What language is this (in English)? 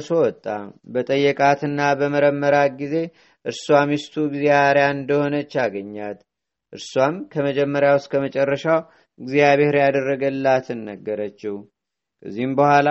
Amharic